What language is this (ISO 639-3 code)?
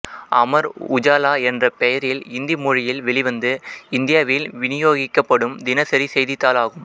tam